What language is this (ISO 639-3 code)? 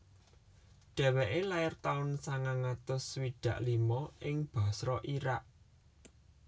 jav